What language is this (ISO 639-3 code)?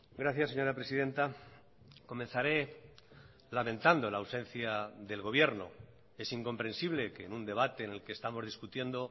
spa